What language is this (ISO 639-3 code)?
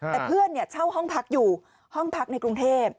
tha